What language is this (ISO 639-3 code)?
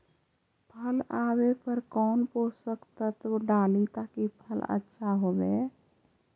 mag